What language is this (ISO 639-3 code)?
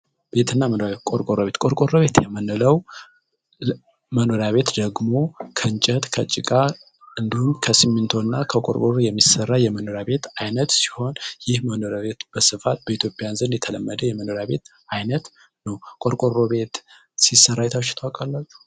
amh